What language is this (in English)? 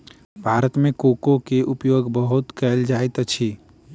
Maithili